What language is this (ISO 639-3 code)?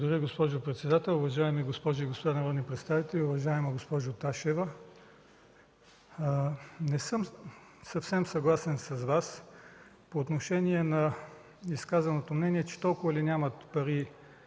bul